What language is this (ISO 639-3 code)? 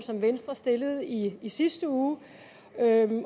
dan